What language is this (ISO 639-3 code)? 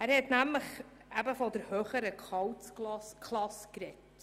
gsw